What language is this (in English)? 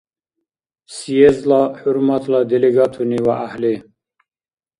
Dargwa